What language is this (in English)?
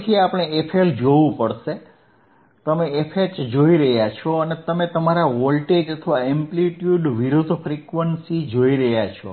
Gujarati